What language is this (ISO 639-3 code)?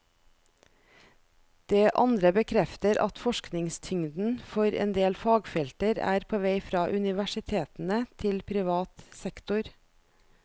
nor